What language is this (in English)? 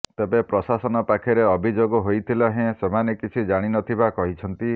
Odia